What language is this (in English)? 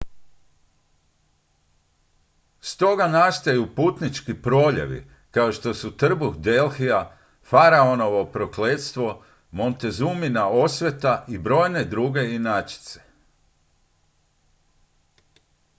Croatian